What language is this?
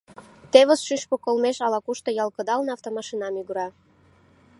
Mari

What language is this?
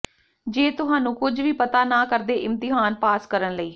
Punjabi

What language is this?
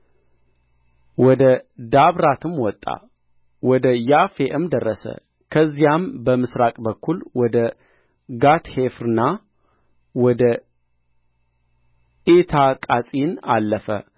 Amharic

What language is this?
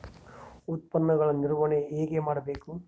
Kannada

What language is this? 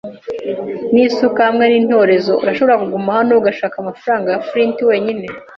Kinyarwanda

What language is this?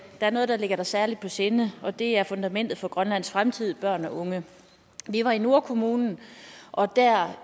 Danish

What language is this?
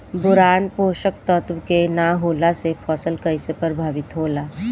Bhojpuri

